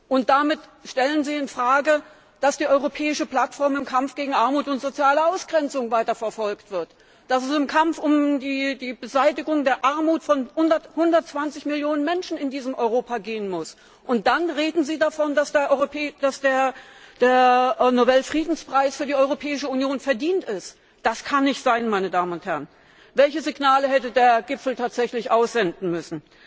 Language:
German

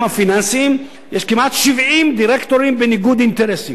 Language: Hebrew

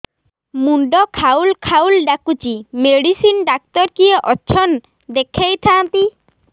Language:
Odia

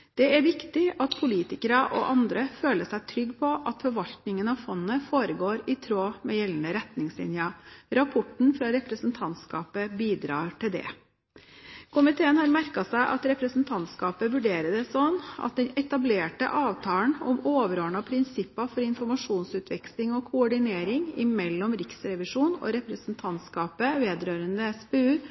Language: Norwegian Bokmål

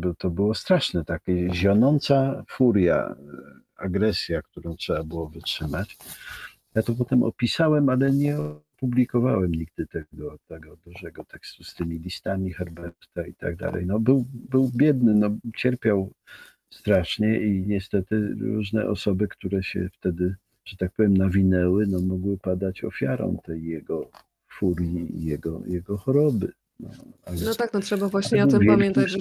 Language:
Polish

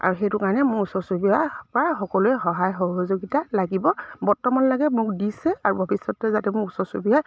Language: Assamese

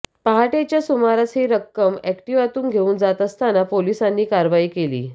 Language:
Marathi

